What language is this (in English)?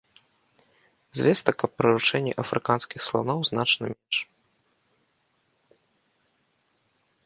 Belarusian